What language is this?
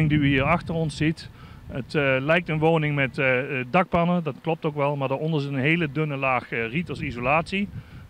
Dutch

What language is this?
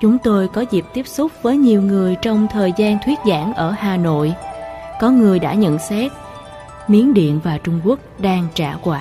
Vietnamese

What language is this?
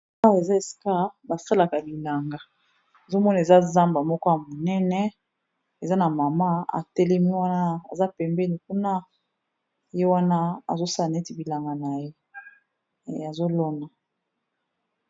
Lingala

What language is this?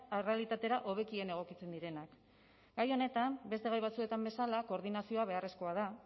Basque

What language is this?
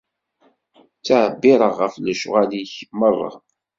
Kabyle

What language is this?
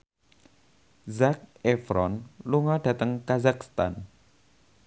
Javanese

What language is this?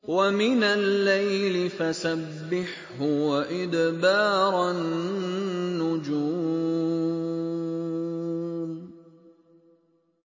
Arabic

